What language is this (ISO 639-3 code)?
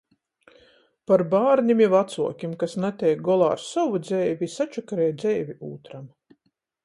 ltg